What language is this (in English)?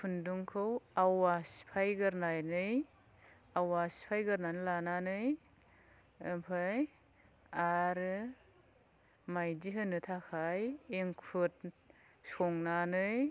Bodo